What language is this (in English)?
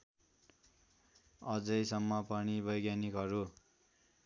Nepali